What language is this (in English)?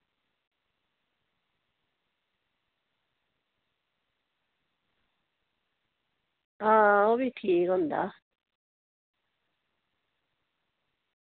Dogri